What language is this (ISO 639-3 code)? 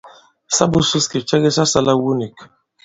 abb